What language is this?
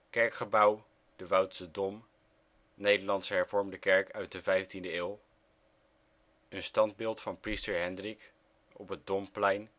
Dutch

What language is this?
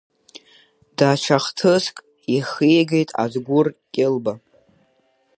Abkhazian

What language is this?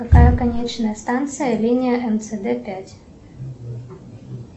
Russian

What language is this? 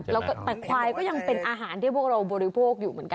Thai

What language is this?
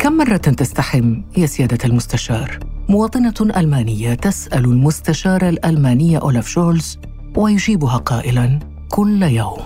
Arabic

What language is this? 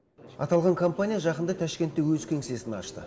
Kazakh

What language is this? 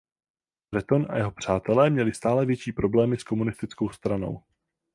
Czech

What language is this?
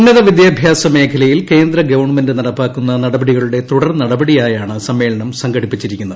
Malayalam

